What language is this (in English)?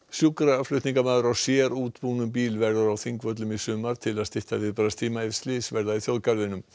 Icelandic